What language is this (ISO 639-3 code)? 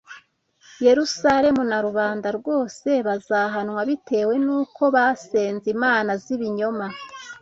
kin